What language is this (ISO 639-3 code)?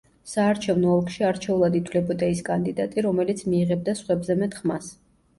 kat